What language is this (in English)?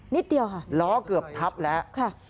Thai